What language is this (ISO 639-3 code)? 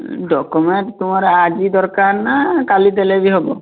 ori